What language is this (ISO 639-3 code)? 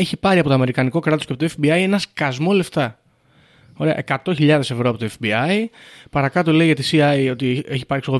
ell